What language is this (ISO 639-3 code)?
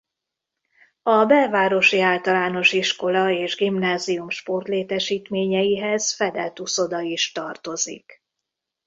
hun